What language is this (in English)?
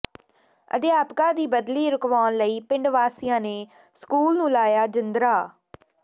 Punjabi